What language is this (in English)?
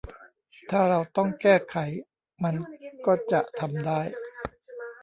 Thai